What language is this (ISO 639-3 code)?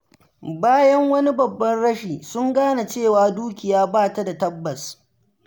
hau